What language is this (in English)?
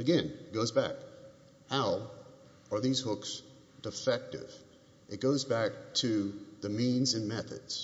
English